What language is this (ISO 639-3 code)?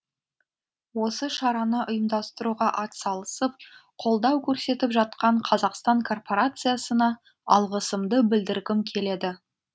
kaz